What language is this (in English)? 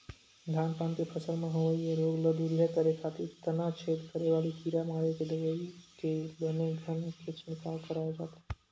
Chhattisgarhi